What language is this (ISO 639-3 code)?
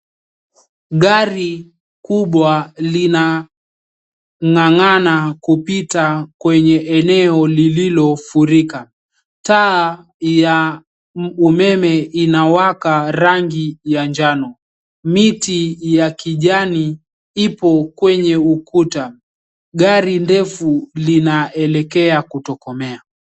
swa